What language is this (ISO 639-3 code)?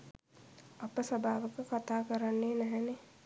sin